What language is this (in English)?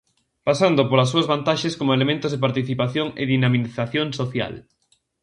Galician